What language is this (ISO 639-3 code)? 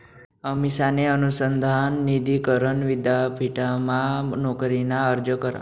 mar